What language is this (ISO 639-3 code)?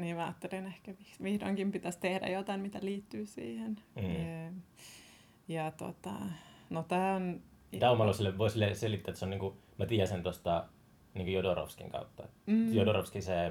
fin